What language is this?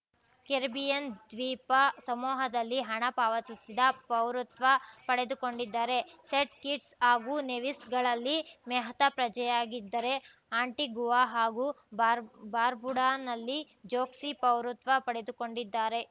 Kannada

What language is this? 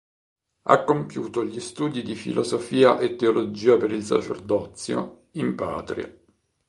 Italian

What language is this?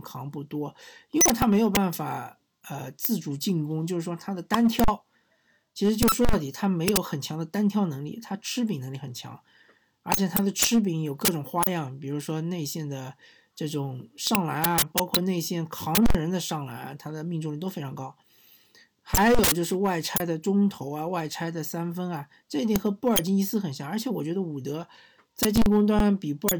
Chinese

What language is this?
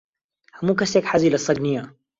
Central Kurdish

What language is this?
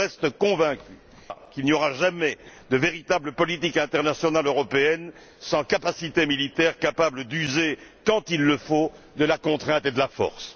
French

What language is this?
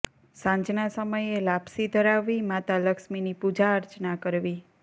Gujarati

